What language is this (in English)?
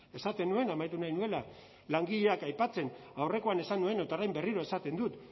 Basque